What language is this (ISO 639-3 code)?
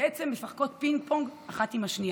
heb